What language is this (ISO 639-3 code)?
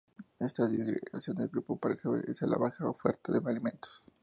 spa